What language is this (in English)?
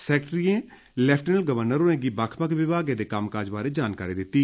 Dogri